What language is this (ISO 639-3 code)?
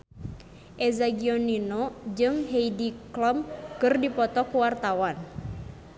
sun